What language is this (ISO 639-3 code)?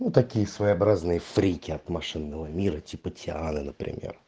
rus